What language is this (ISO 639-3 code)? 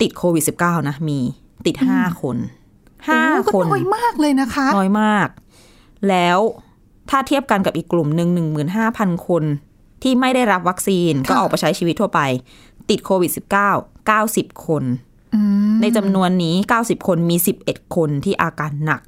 tha